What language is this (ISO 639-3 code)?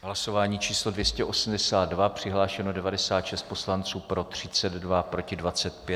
ces